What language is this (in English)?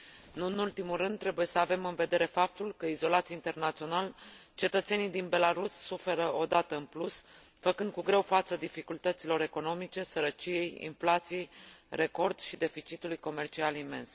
Romanian